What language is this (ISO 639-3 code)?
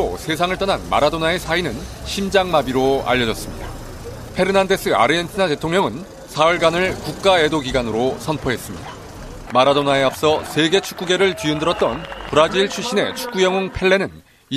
kor